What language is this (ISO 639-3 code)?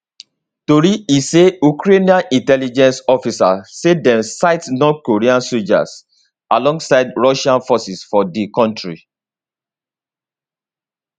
pcm